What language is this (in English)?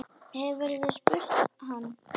Icelandic